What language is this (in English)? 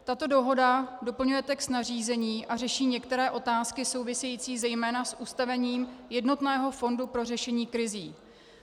Czech